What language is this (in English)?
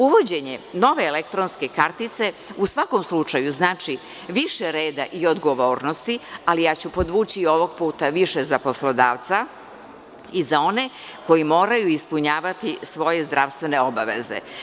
Serbian